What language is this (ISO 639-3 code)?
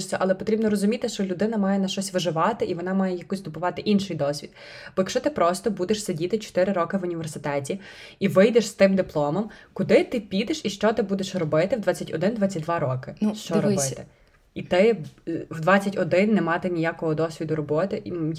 ukr